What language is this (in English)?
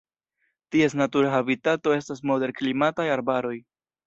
Esperanto